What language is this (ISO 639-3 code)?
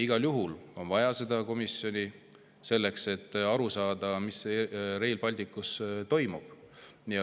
est